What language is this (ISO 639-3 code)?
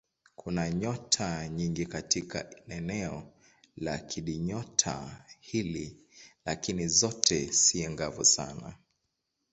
swa